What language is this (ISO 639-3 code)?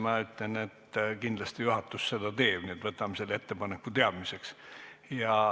est